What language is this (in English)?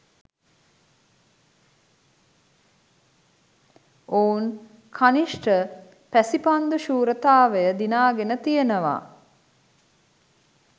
Sinhala